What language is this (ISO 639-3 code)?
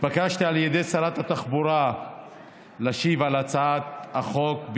heb